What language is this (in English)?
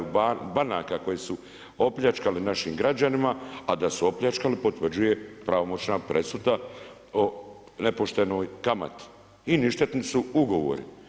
Croatian